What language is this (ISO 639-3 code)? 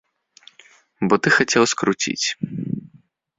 bel